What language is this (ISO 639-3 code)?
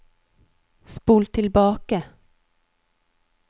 nor